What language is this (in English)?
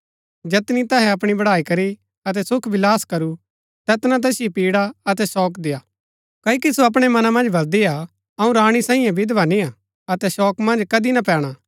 Gaddi